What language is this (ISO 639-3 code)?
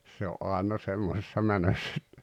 fin